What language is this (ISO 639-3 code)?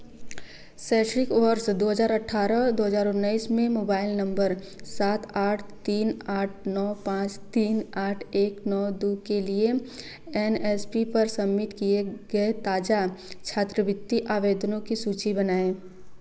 hin